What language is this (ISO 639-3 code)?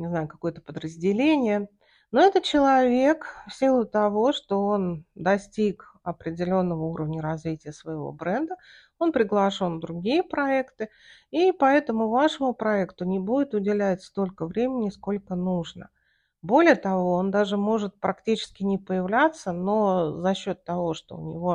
rus